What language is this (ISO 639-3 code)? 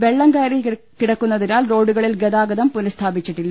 mal